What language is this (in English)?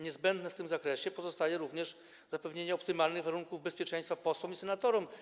Polish